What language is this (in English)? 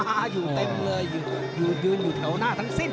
Thai